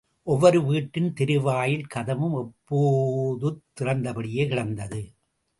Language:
Tamil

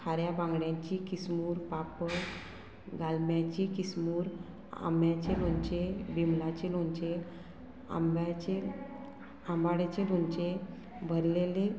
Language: Konkani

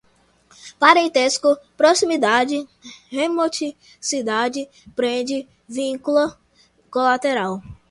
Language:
Portuguese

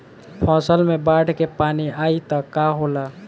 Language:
Bhojpuri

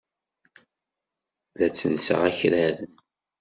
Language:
Kabyle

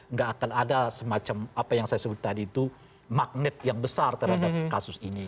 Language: Indonesian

